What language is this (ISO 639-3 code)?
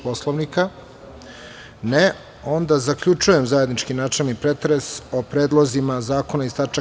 srp